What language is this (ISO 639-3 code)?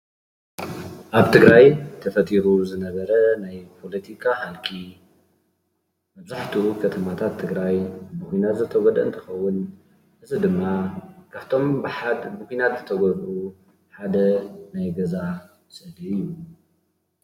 tir